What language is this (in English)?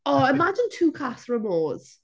Welsh